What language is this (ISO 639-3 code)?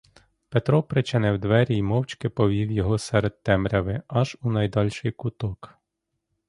ukr